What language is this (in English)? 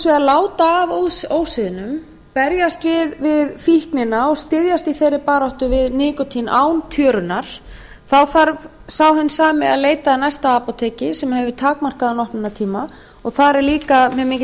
Icelandic